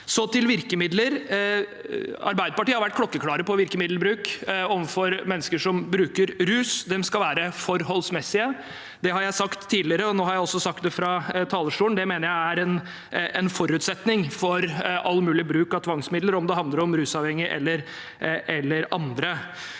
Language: Norwegian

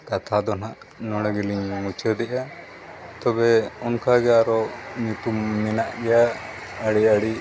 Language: Santali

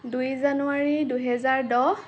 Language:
Assamese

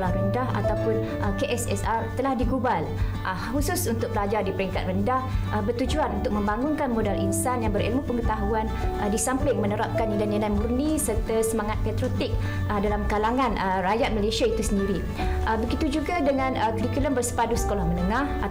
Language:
Malay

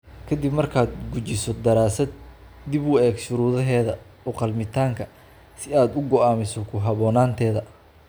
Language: Somali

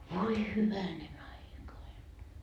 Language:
Finnish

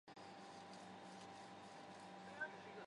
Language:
Chinese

